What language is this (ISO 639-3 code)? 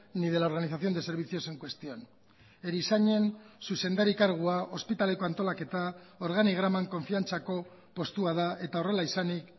eus